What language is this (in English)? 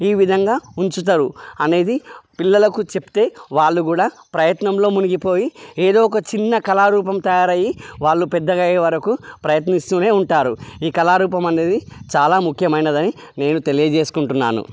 Telugu